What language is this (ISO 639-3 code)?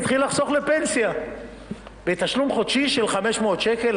heb